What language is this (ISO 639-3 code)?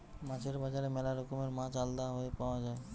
ben